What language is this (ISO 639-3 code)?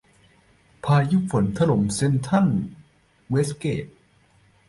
tha